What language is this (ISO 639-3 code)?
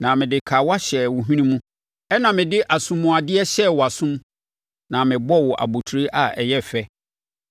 aka